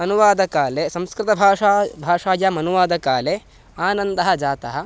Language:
Sanskrit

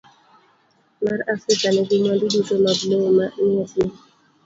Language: Luo (Kenya and Tanzania)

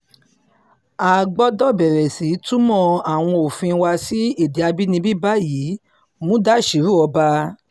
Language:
Yoruba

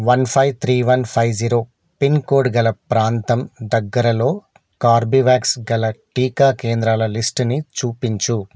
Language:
Telugu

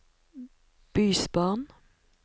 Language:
Norwegian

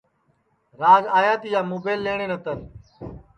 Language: Sansi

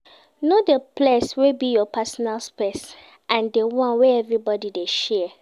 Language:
Nigerian Pidgin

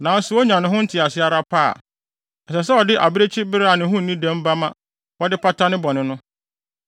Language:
Akan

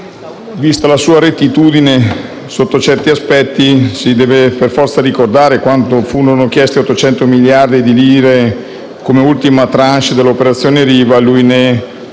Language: Italian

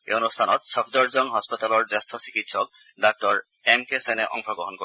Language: Assamese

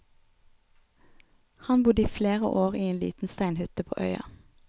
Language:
Norwegian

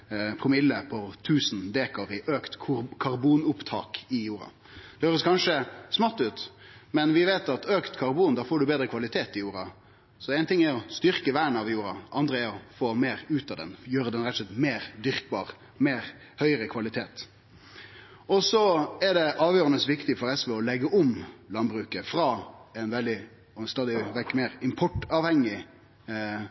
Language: Norwegian Nynorsk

